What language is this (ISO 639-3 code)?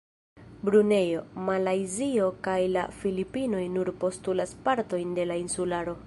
epo